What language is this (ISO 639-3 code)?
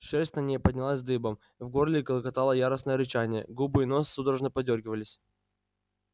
rus